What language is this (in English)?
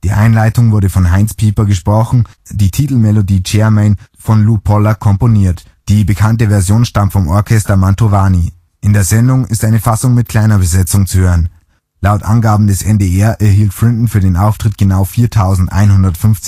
German